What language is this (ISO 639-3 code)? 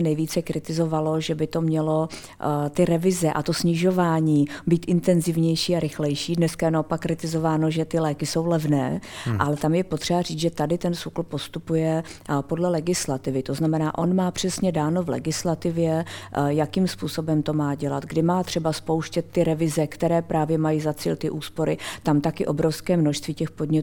ces